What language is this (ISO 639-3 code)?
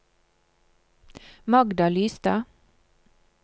nor